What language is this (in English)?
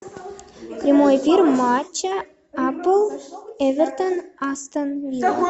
Russian